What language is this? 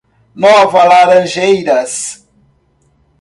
Portuguese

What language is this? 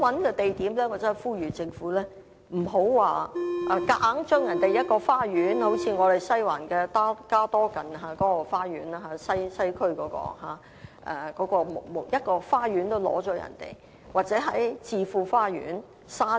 Cantonese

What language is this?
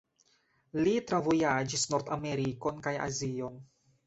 Esperanto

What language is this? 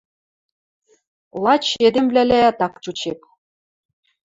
Western Mari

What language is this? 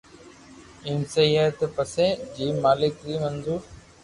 Loarki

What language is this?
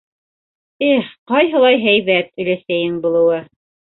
Bashkir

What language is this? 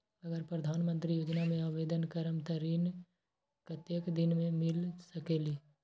Magahi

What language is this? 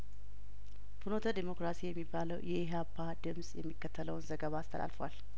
Amharic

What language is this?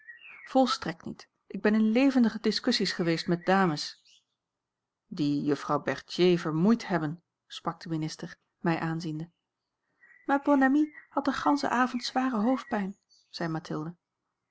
Dutch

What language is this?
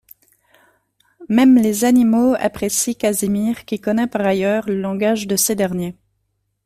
French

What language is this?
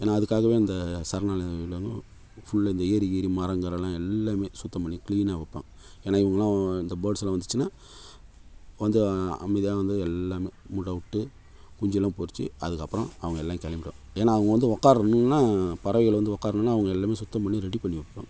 Tamil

